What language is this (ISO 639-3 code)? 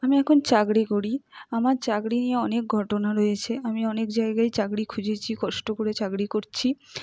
ben